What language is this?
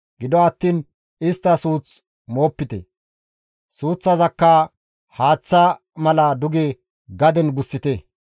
Gamo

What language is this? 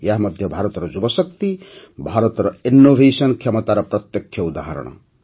Odia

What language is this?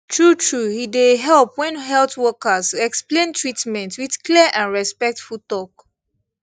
Nigerian Pidgin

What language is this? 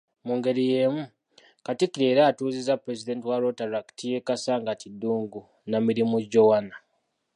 Ganda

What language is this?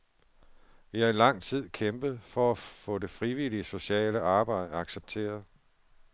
Danish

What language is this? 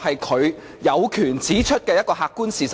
Cantonese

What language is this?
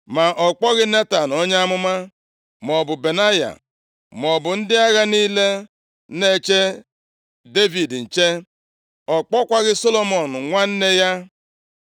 Igbo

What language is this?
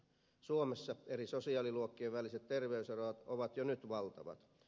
Finnish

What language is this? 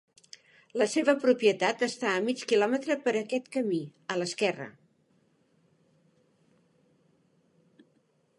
Catalan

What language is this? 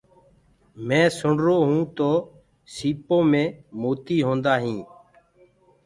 Gurgula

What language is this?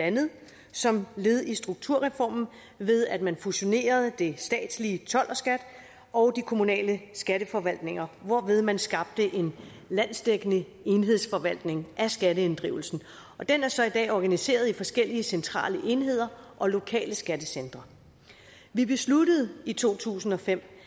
Danish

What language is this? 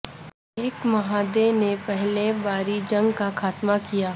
Urdu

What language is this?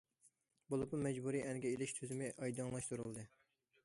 Uyghur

